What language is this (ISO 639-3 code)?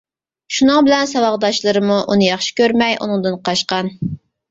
uig